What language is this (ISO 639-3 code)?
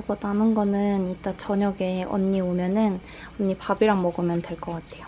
kor